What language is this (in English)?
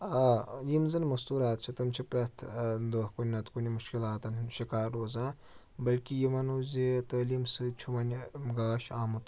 Kashmiri